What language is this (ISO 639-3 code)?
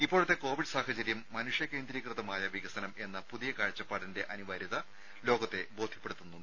mal